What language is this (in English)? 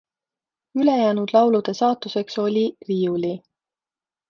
Estonian